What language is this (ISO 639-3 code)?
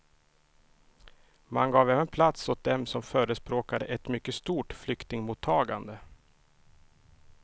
swe